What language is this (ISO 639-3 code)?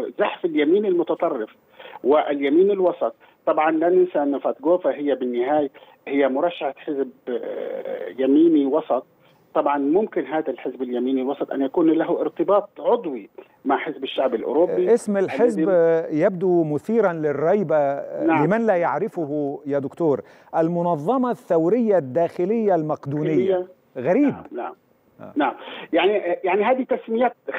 ara